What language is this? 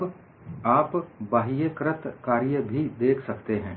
Hindi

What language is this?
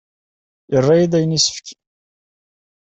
Kabyle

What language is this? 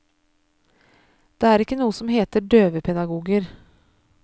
Norwegian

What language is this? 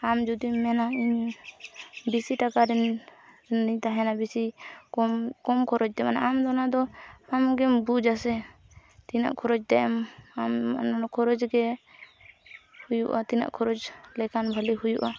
Santali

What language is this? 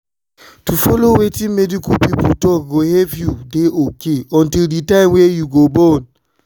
Nigerian Pidgin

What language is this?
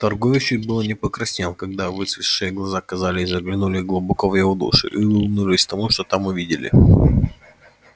Russian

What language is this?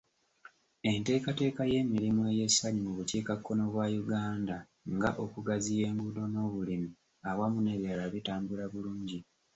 Ganda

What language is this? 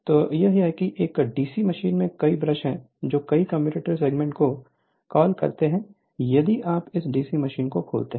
Hindi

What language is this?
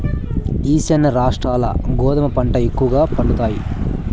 Telugu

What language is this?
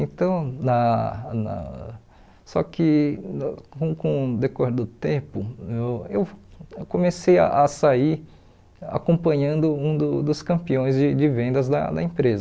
Portuguese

